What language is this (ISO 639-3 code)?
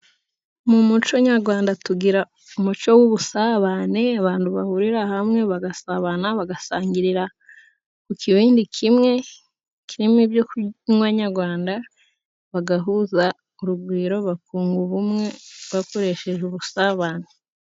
kin